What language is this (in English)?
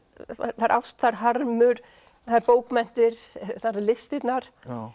Icelandic